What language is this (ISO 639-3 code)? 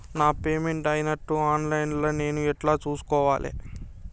tel